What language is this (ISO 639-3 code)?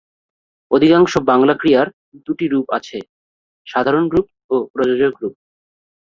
ben